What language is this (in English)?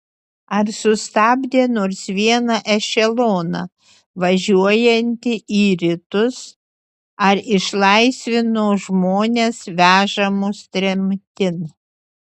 Lithuanian